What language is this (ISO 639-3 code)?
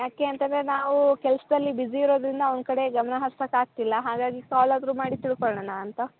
kan